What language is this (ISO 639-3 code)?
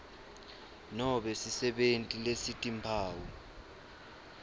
ssw